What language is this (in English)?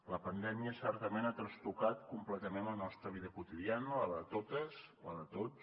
Catalan